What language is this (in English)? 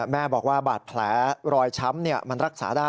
Thai